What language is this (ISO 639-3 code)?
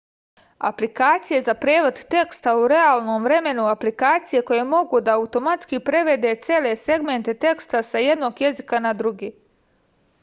srp